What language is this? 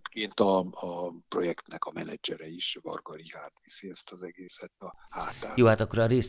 Hungarian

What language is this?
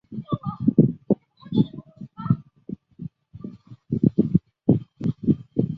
Chinese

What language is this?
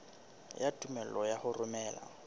Southern Sotho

